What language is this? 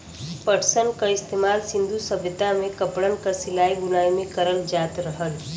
Bhojpuri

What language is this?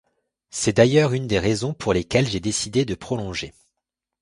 French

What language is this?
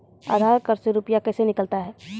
Maithili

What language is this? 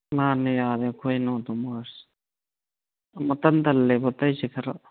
Manipuri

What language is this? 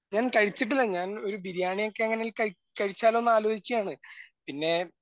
Malayalam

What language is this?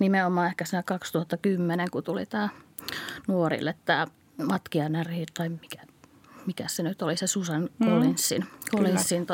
Finnish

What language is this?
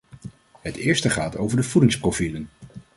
Dutch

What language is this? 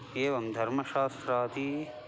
Sanskrit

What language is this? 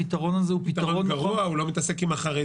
Hebrew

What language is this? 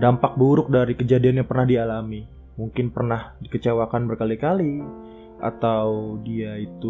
Indonesian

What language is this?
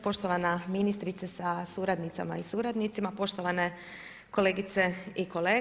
Croatian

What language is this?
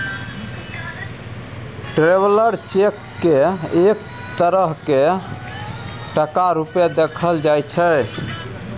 Maithili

